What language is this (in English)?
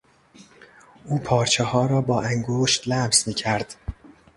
Persian